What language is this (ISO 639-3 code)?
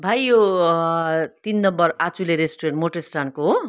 nep